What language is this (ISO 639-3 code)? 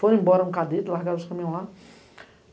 por